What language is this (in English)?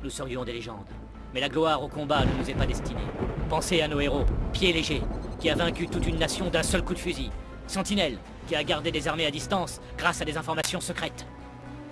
French